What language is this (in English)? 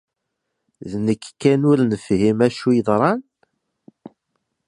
Kabyle